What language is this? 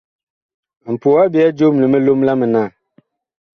Bakoko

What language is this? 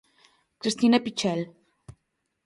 Galician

